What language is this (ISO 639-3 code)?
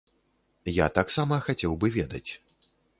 bel